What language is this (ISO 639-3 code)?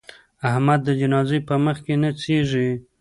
pus